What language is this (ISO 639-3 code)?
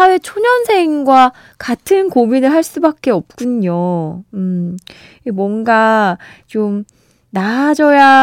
kor